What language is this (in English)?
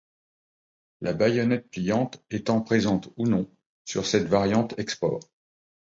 French